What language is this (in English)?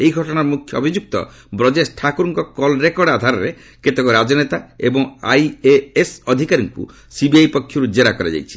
Odia